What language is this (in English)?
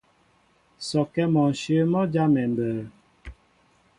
Mbo (Cameroon)